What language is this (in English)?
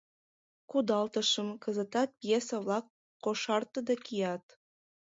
Mari